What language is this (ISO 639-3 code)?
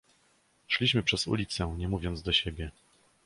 pol